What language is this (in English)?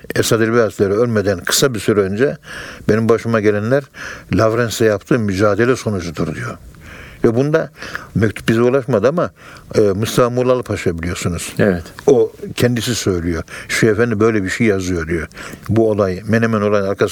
Turkish